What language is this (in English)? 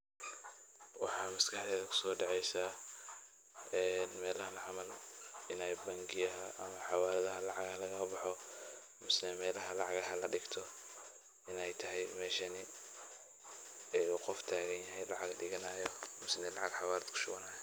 Somali